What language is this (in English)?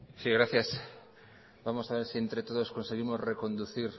Spanish